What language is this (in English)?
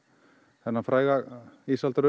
Icelandic